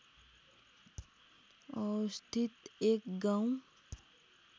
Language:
Nepali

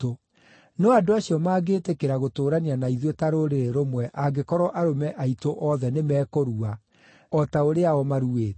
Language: Kikuyu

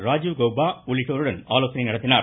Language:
Tamil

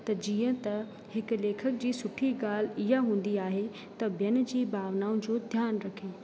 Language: Sindhi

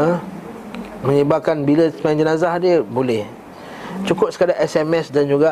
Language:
Malay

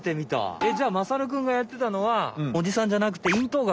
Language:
Japanese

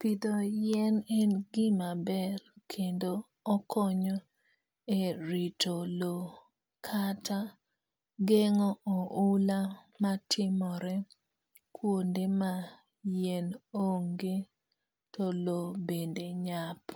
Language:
Luo (Kenya and Tanzania)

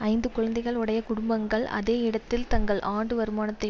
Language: Tamil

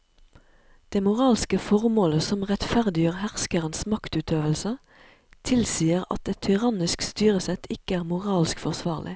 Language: Norwegian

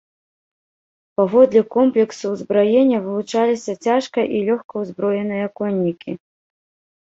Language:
Belarusian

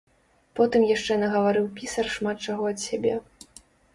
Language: Belarusian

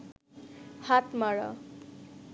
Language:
Bangla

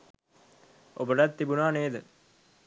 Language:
Sinhala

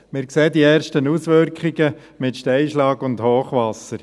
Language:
Swiss German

